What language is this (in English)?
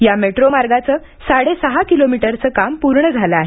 Marathi